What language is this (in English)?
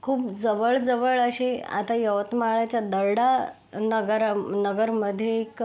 Marathi